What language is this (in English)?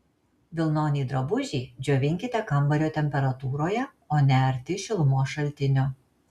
Lithuanian